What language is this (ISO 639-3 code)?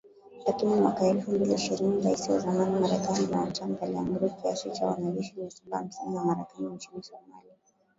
swa